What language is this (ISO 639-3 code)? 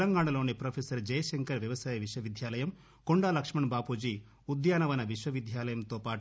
tel